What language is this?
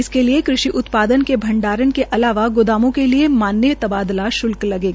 Hindi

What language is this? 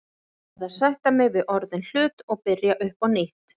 Icelandic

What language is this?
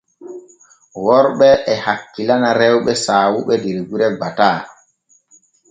Borgu Fulfulde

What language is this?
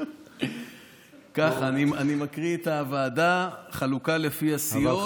Hebrew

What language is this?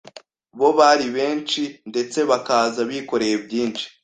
Kinyarwanda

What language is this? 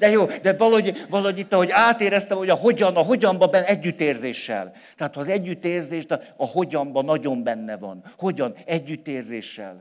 Hungarian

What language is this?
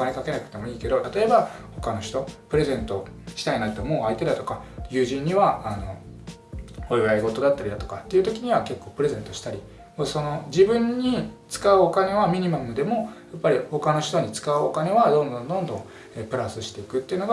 Japanese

